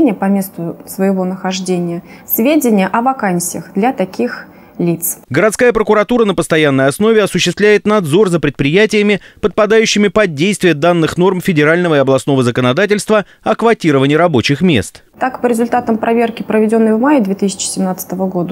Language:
Russian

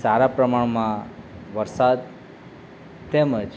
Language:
Gujarati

